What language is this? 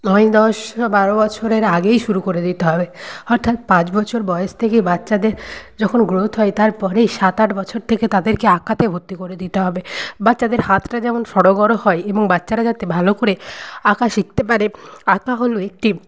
Bangla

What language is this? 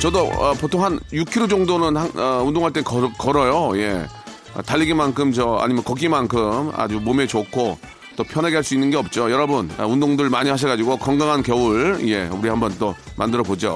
Korean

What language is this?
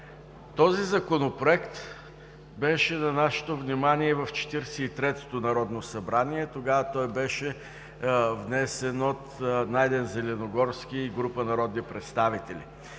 Bulgarian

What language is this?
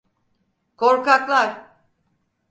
Turkish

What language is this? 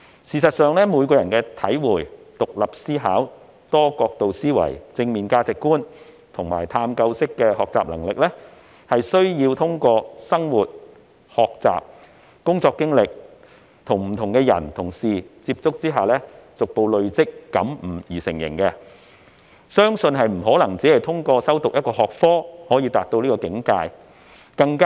Cantonese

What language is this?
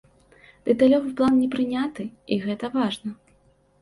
Belarusian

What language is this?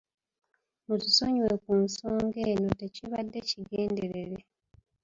Ganda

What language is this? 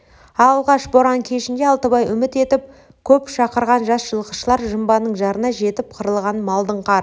Kazakh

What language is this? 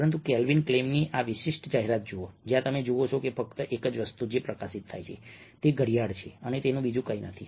Gujarati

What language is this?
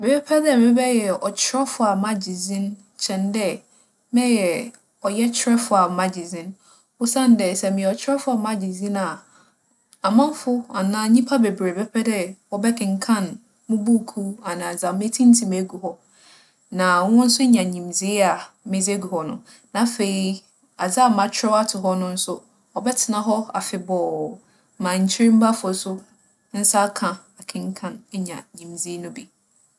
Akan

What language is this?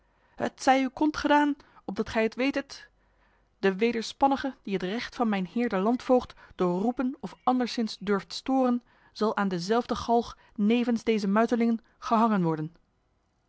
Dutch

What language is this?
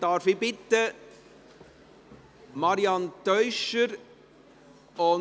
Swiss German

